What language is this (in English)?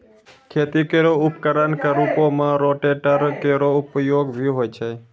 Maithili